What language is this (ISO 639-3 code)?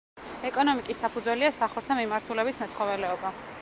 kat